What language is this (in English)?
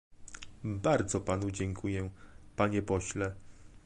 Polish